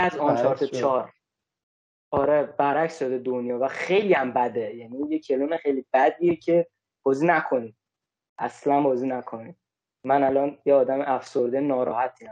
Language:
Persian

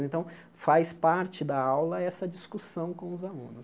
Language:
Portuguese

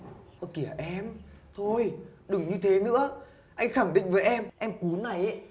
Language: Vietnamese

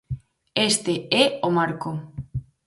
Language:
Galician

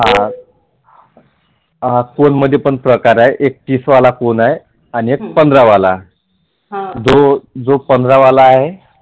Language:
Marathi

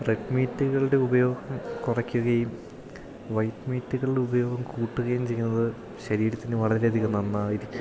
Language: Malayalam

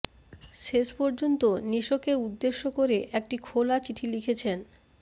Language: Bangla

